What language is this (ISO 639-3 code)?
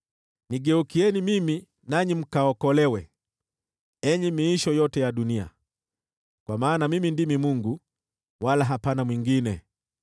swa